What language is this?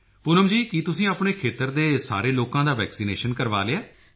Punjabi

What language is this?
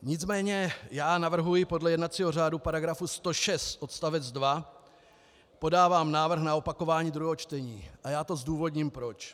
Czech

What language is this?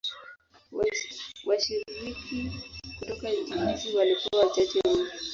Swahili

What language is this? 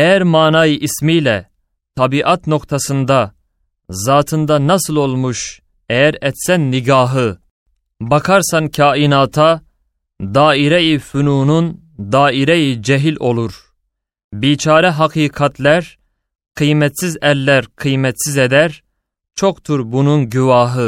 Turkish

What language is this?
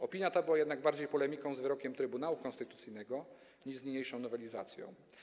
Polish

